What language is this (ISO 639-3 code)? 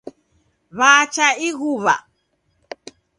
dav